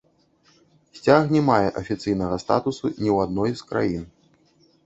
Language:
Belarusian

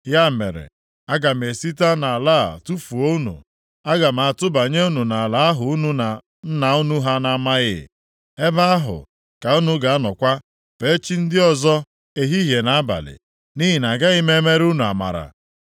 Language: Igbo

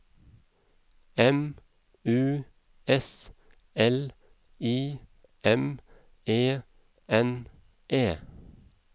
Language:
Norwegian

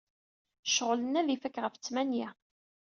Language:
Kabyle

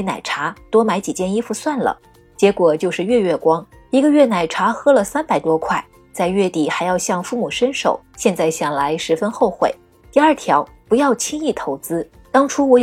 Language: Chinese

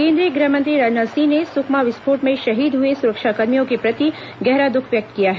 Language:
Hindi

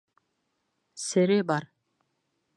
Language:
Bashkir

